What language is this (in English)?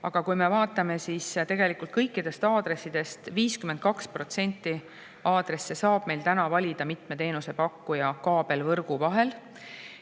Estonian